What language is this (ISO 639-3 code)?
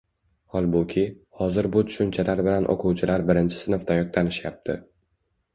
uzb